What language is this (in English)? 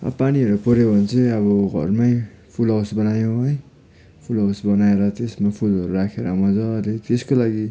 Nepali